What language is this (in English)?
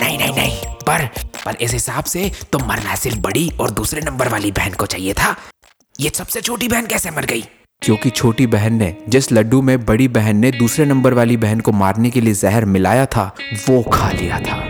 Hindi